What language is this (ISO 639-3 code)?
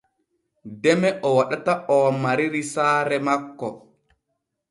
fue